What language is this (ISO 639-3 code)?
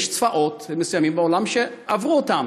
heb